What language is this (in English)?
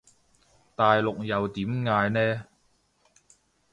Cantonese